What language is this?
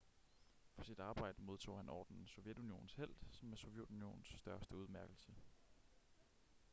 Danish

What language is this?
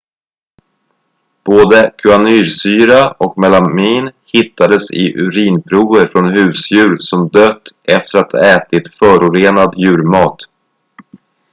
Swedish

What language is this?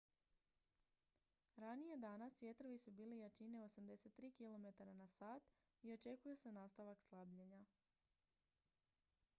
Croatian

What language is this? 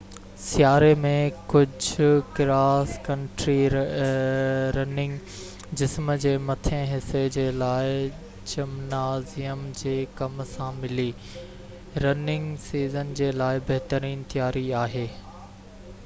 Sindhi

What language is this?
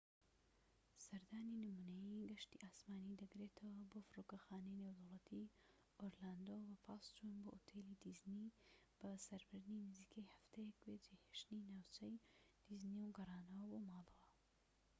Central Kurdish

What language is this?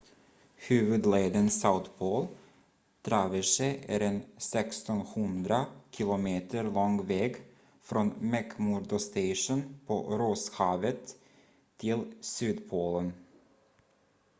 Swedish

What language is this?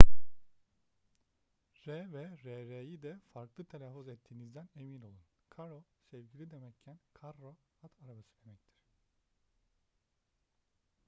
Turkish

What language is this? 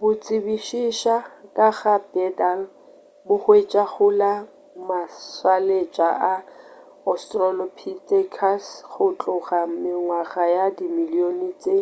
Northern Sotho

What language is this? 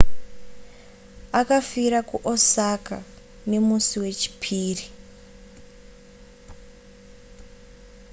Shona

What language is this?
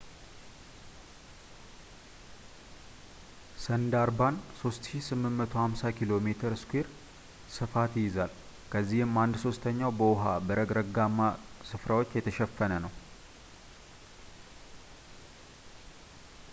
Amharic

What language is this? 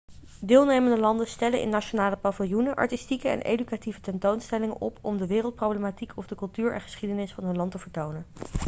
Dutch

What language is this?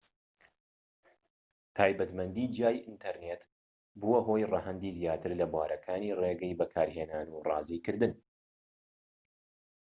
Central Kurdish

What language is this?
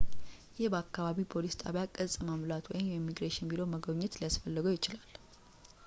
Amharic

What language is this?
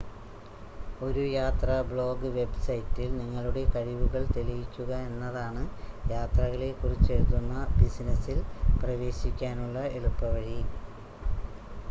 Malayalam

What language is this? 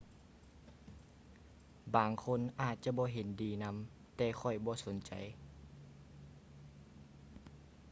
Lao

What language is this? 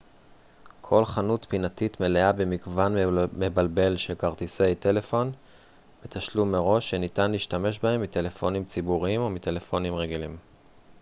Hebrew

